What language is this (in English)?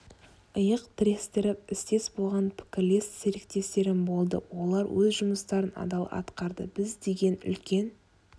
Kazakh